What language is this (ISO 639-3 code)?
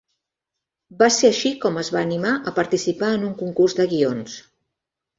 cat